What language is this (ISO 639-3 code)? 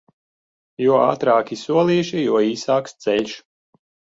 lav